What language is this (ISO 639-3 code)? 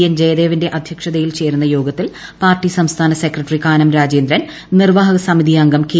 mal